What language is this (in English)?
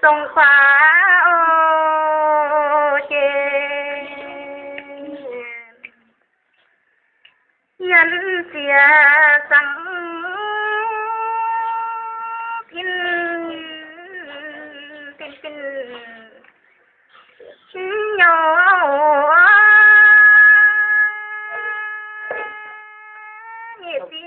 Indonesian